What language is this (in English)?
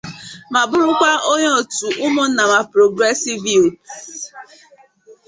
Igbo